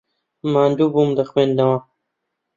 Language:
Central Kurdish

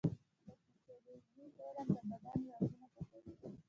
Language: Pashto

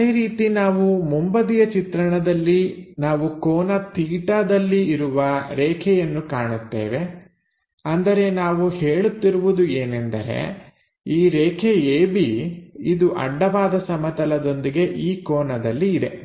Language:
Kannada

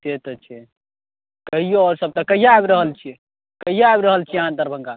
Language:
Maithili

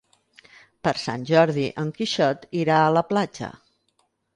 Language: Catalan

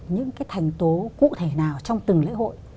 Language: Vietnamese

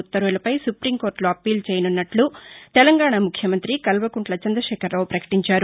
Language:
Telugu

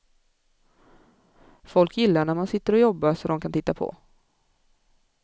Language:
Swedish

